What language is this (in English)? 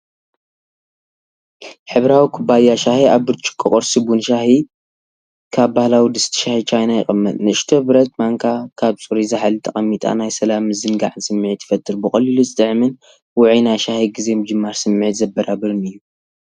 Tigrinya